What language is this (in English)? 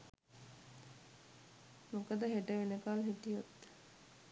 Sinhala